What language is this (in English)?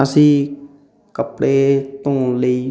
Punjabi